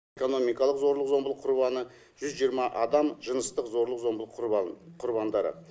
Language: Kazakh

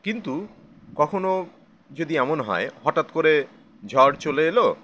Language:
Bangla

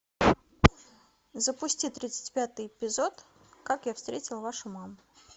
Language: Russian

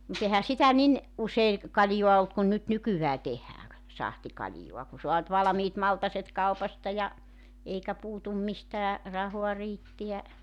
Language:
Finnish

